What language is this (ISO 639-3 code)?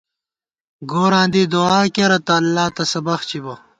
gwt